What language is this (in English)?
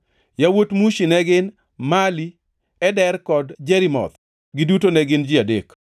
Luo (Kenya and Tanzania)